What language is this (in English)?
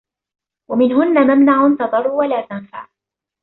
Arabic